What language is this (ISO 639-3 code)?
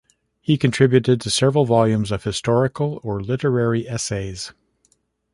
eng